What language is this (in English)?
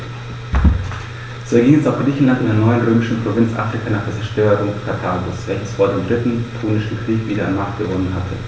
German